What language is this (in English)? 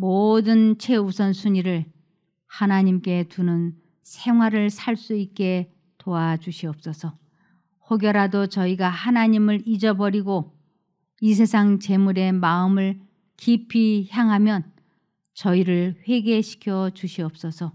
Korean